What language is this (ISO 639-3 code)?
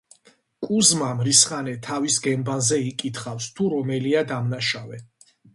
kat